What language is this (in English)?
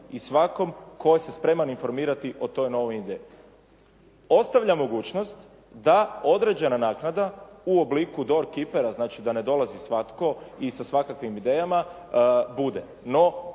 Croatian